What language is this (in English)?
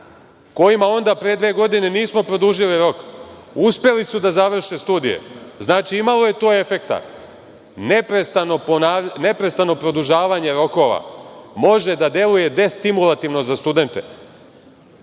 Serbian